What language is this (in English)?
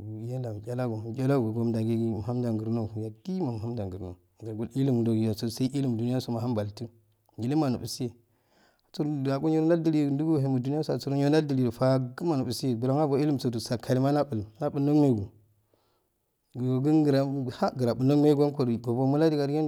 Afade